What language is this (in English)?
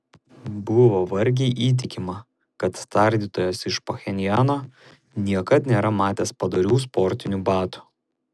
Lithuanian